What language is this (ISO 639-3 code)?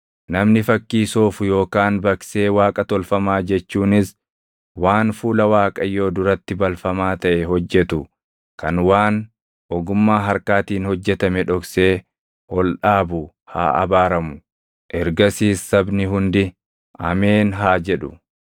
orm